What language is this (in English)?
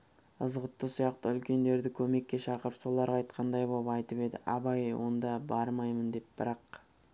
Kazakh